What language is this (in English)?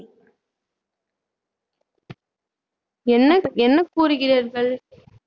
Tamil